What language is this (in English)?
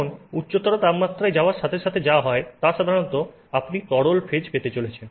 Bangla